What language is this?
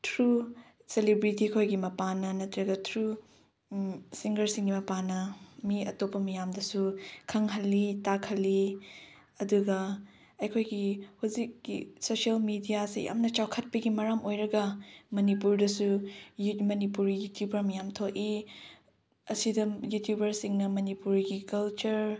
Manipuri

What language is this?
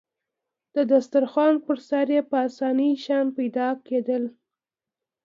Pashto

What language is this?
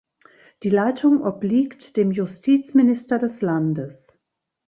German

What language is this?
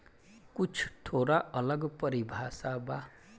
Bhojpuri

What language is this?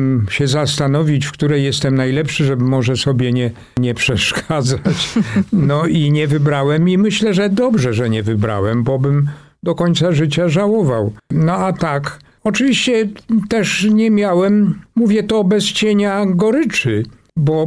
Polish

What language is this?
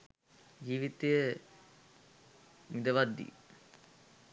Sinhala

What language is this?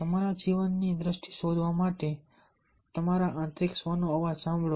Gujarati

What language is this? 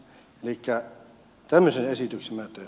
Finnish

